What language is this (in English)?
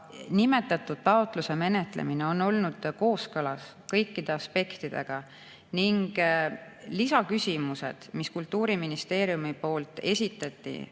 Estonian